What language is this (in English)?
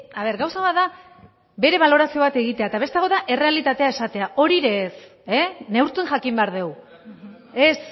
Basque